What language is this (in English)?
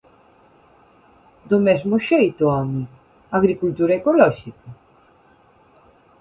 Galician